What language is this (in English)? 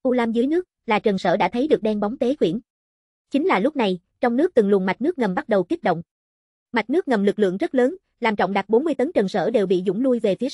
Vietnamese